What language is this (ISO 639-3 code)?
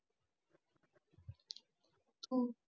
mar